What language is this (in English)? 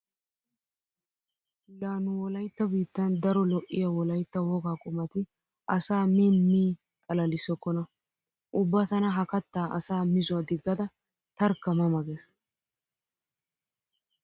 Wolaytta